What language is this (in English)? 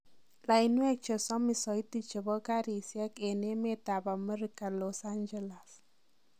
Kalenjin